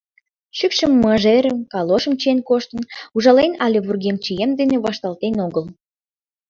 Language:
Mari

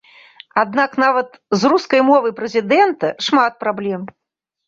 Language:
Belarusian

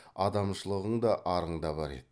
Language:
Kazakh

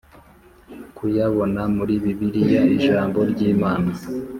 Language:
Kinyarwanda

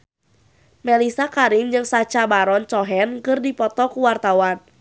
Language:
Sundanese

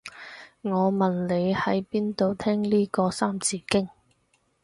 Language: Cantonese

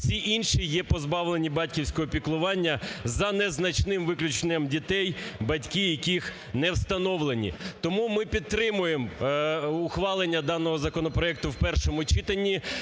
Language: Ukrainian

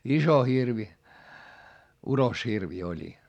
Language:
Finnish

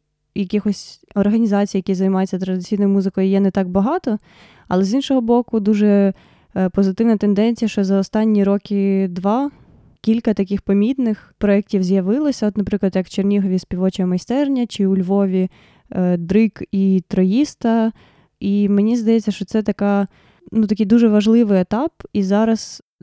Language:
Ukrainian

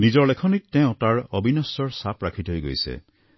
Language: Assamese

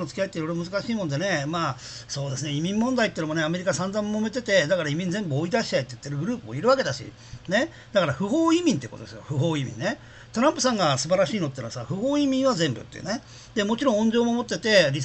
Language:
Japanese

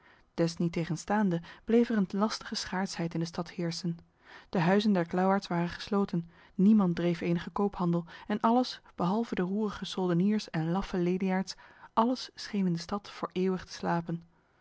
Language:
Dutch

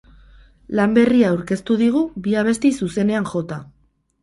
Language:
Basque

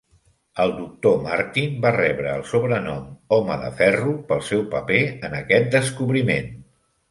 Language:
Catalan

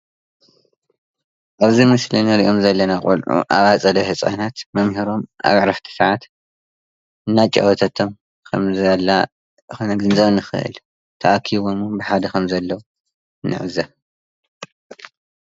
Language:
Tigrinya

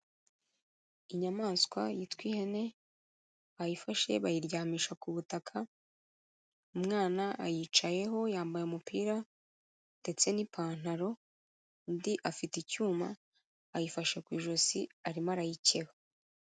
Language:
Kinyarwanda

